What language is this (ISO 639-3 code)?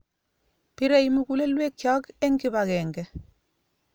kln